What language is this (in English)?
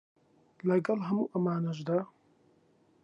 Central Kurdish